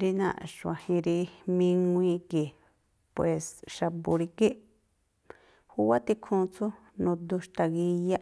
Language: Tlacoapa Me'phaa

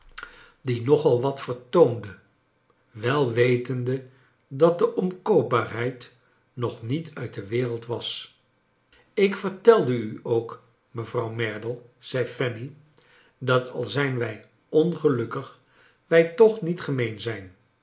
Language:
Dutch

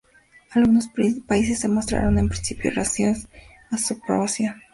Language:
Spanish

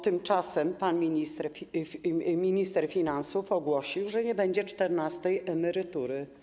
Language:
Polish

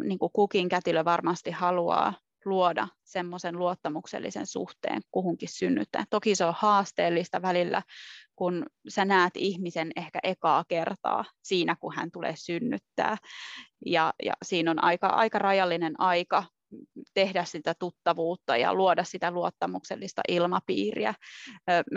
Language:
Finnish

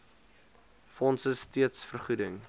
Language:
Afrikaans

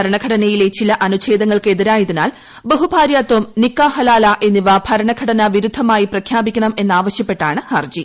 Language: Malayalam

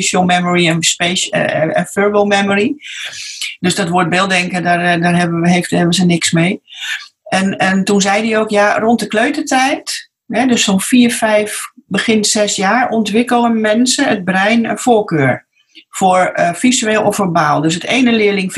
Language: Dutch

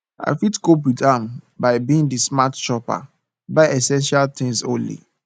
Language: Nigerian Pidgin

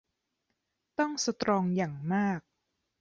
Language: Thai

